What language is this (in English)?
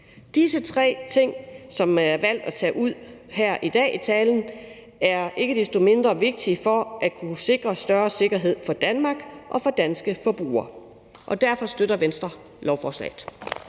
Danish